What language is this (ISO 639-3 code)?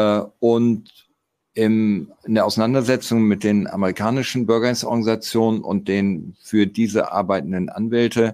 deu